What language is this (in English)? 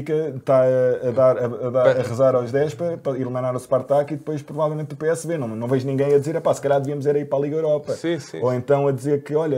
Portuguese